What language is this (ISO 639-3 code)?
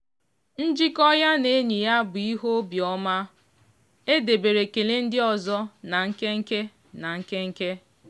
ibo